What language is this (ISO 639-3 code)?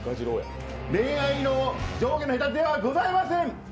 jpn